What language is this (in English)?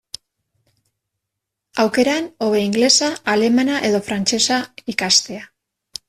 Basque